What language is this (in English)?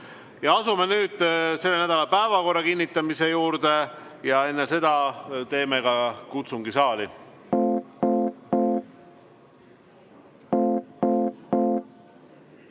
Estonian